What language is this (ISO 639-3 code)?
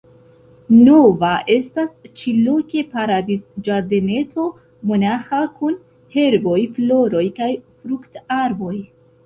epo